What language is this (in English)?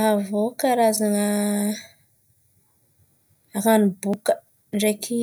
Antankarana Malagasy